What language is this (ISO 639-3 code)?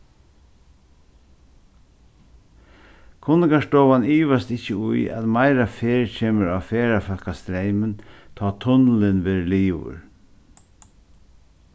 fao